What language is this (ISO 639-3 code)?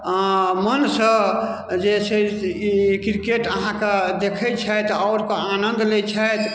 mai